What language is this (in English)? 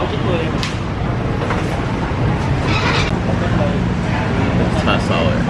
English